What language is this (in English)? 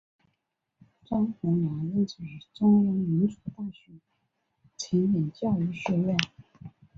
Chinese